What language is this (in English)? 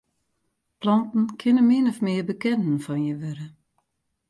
Western Frisian